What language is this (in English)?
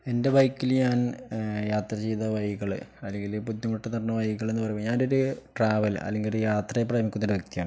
Malayalam